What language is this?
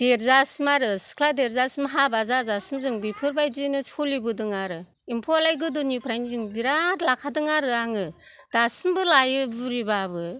Bodo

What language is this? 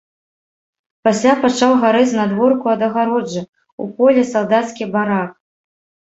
Belarusian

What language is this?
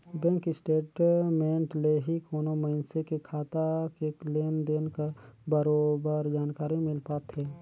Chhattisgarhi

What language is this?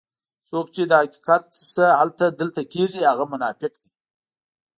Pashto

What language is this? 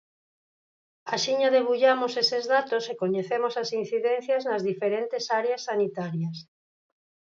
Galician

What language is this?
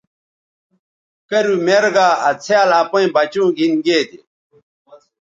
Bateri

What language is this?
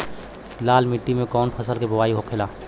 Bhojpuri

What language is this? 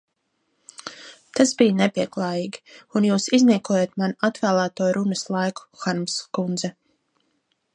Latvian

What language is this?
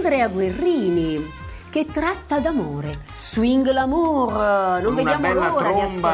Italian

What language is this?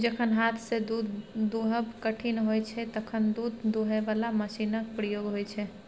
Maithili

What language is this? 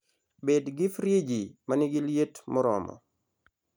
Luo (Kenya and Tanzania)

